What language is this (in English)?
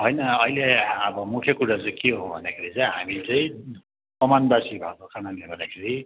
Nepali